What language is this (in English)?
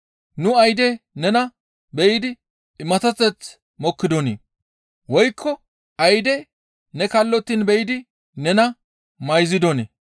Gamo